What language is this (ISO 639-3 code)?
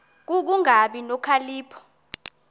xho